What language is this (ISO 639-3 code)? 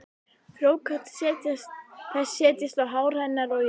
isl